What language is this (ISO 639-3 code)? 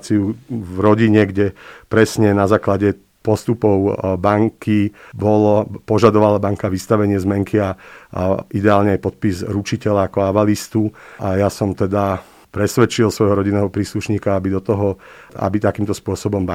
slk